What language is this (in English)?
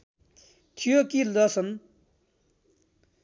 Nepali